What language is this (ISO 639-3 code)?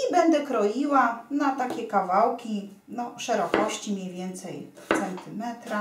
pol